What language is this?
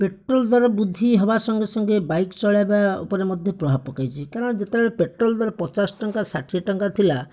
Odia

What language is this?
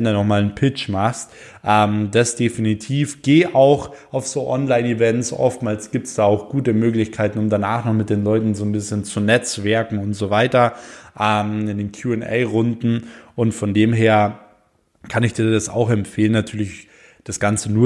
German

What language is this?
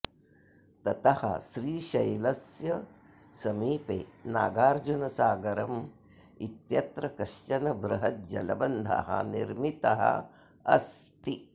Sanskrit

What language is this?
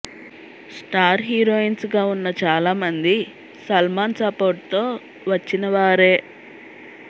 Telugu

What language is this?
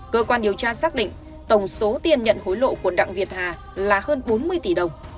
Vietnamese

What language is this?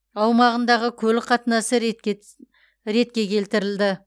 Kazakh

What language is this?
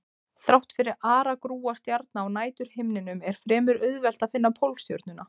Icelandic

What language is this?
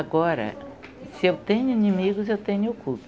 Portuguese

